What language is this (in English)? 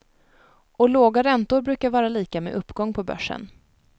Swedish